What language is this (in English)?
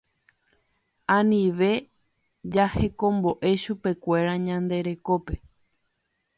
Guarani